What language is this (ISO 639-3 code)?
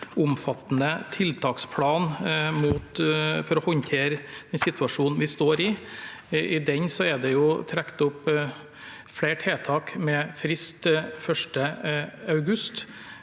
nor